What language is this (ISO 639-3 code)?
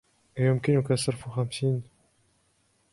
ara